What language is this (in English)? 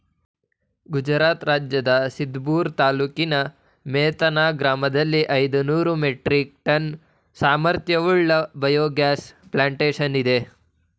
Kannada